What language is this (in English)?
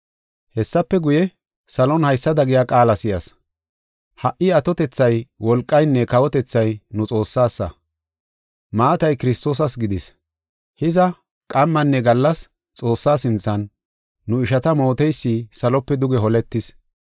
Gofa